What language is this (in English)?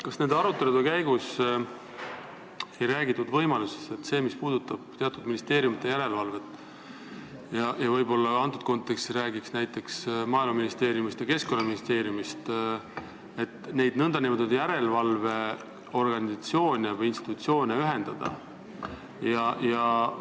Estonian